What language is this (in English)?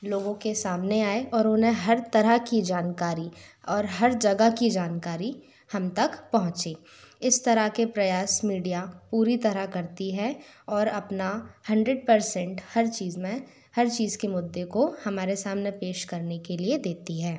Hindi